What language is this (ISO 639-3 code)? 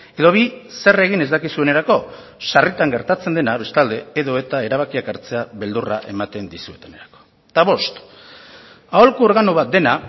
eus